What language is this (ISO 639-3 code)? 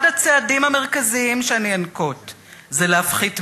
heb